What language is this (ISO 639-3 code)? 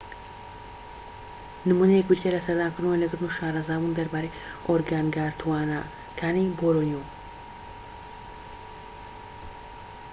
ckb